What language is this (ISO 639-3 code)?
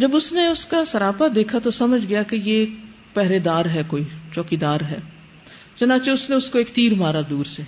urd